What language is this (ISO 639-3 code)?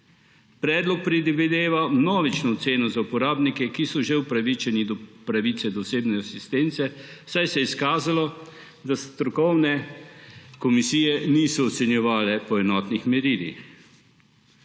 slv